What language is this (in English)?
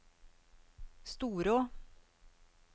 Norwegian